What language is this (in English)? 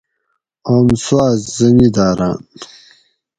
Gawri